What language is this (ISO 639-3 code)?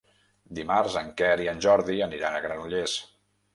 cat